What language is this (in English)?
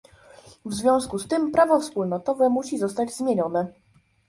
Polish